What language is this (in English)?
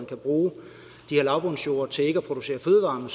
Danish